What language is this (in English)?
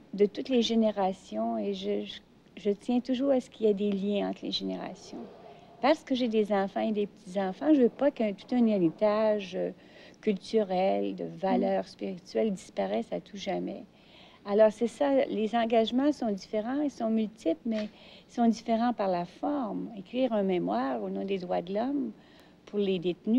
French